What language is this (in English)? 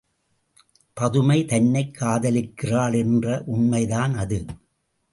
Tamil